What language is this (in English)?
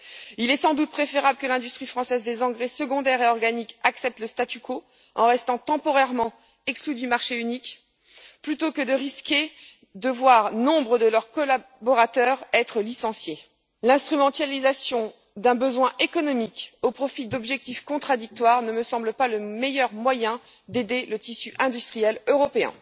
French